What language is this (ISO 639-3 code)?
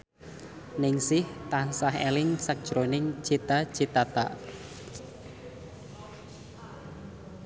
jav